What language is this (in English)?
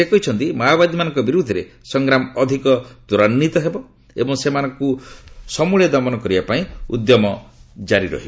Odia